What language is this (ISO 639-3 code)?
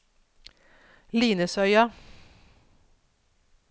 nor